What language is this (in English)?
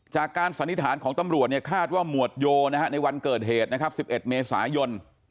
Thai